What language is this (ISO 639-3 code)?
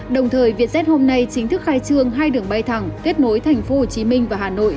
vie